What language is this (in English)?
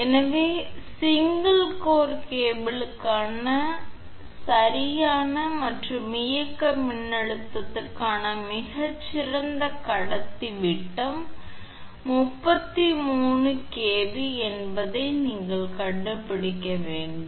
Tamil